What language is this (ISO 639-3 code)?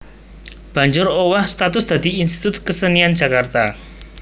jav